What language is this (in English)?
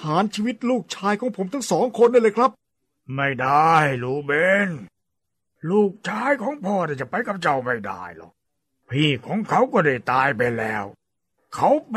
Thai